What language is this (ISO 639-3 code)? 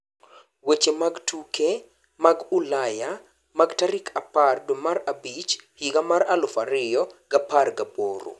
luo